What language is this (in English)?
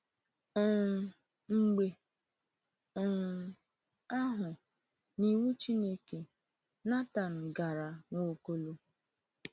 Igbo